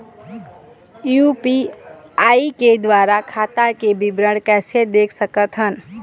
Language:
Chhattisgarhi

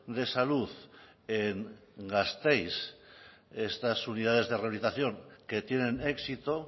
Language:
Spanish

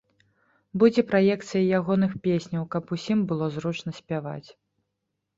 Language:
Belarusian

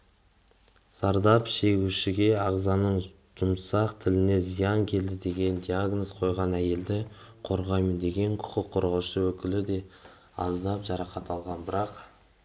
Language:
Kazakh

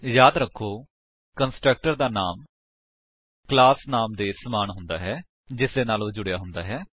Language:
Punjabi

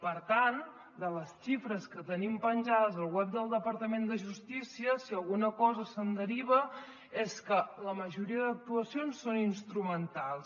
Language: Catalan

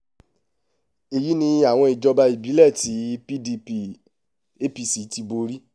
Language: Yoruba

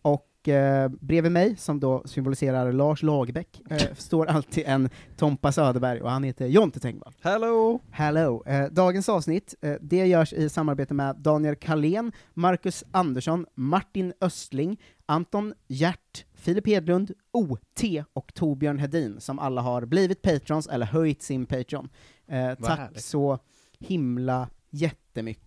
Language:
Swedish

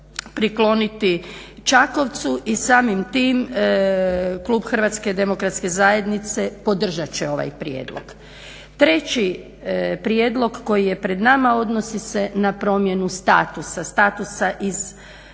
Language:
Croatian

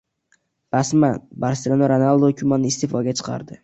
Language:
Uzbek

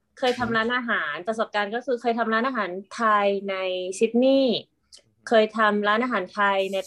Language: Thai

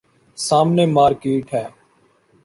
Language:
Urdu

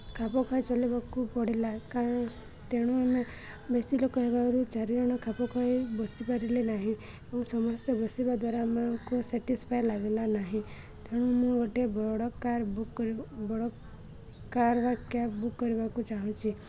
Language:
Odia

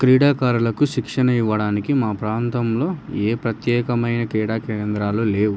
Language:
Telugu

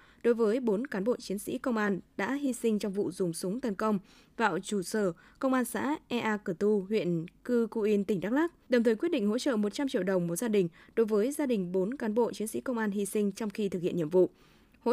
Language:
Vietnamese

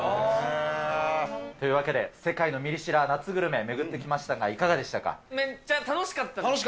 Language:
Japanese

